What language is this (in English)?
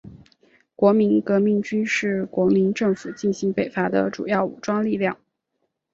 Chinese